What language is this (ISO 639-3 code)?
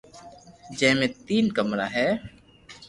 lrk